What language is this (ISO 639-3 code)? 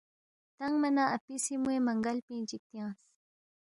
bft